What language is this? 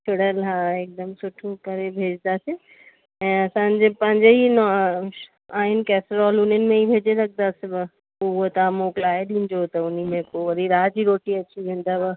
Sindhi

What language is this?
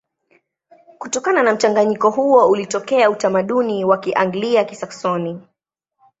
Swahili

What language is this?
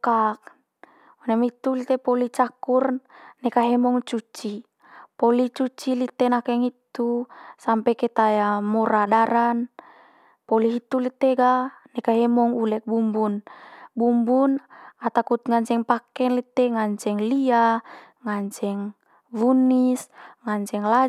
Manggarai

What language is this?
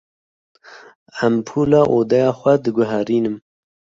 Kurdish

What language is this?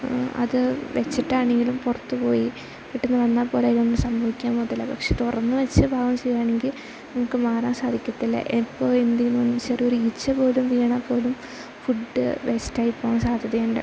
Malayalam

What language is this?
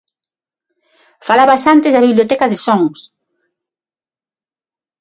Galician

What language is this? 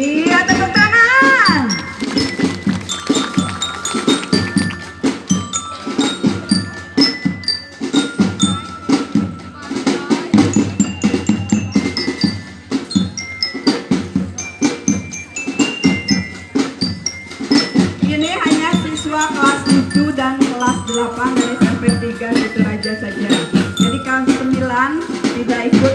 Indonesian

